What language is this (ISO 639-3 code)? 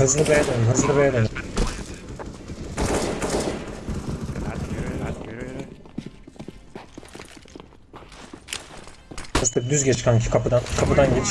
tur